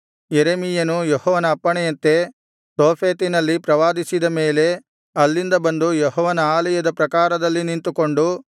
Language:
Kannada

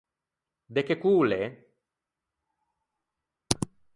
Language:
Ligurian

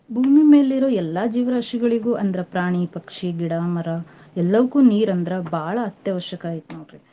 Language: Kannada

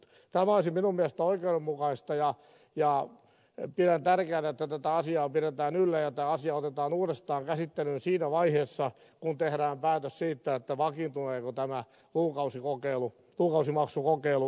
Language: Finnish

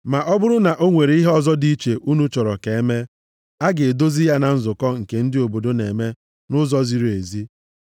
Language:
Igbo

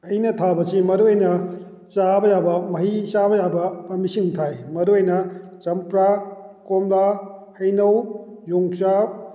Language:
Manipuri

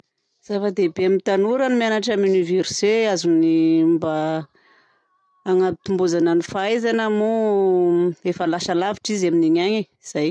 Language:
Southern Betsimisaraka Malagasy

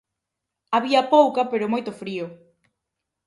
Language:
Galician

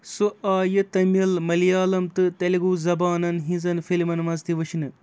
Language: Kashmiri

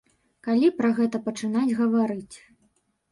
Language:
Belarusian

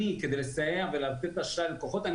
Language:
Hebrew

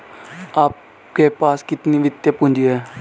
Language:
Hindi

